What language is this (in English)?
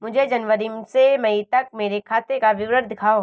Hindi